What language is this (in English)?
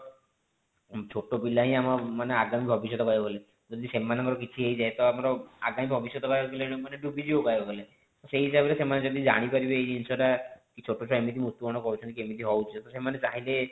Odia